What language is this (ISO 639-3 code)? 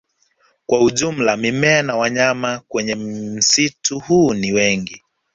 swa